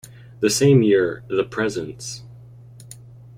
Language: English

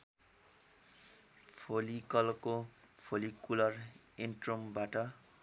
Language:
Nepali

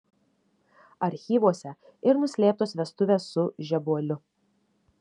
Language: Lithuanian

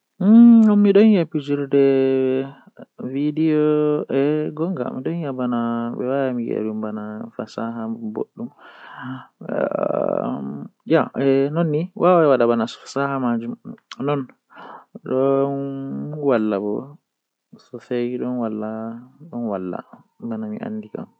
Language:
Western Niger Fulfulde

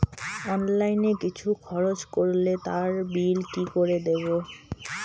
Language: Bangla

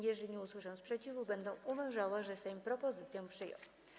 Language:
Polish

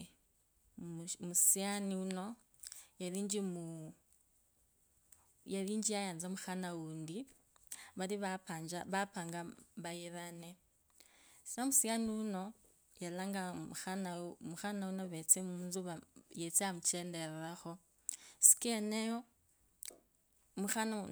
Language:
Kabras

